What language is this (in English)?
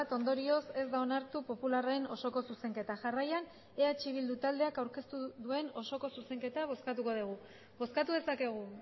Basque